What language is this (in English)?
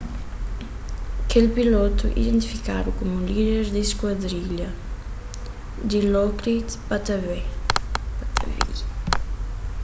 Kabuverdianu